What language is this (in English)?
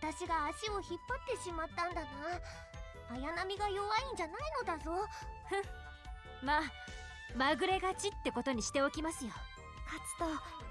Japanese